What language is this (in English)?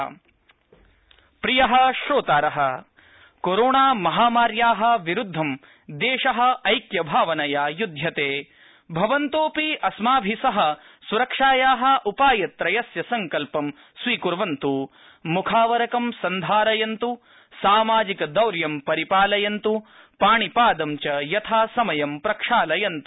Sanskrit